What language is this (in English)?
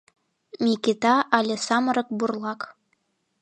Mari